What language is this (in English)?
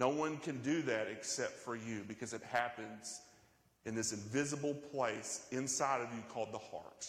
English